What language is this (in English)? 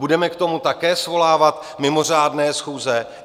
Czech